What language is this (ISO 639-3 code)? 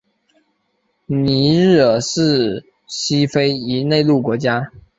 zho